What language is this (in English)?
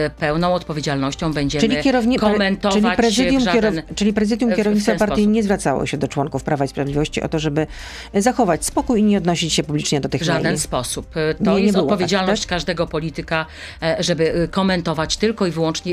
Polish